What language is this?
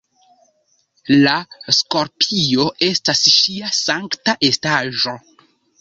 Esperanto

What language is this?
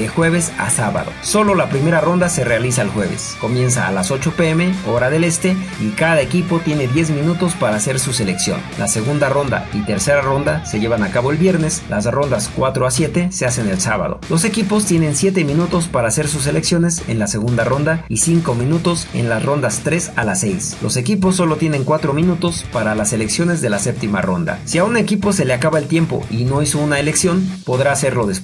Spanish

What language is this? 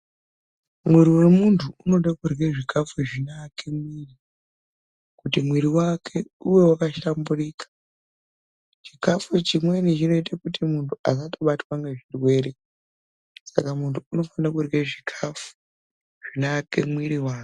Ndau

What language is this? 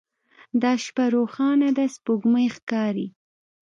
Pashto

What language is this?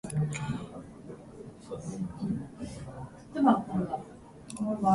Japanese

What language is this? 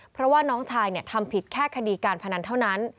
Thai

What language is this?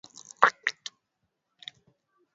Swahili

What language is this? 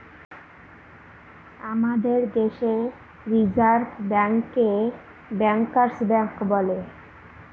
Bangla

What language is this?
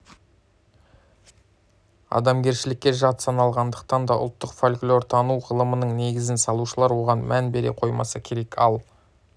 Kazakh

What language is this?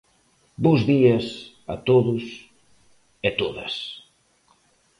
Galician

